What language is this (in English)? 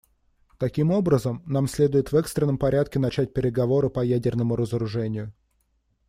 Russian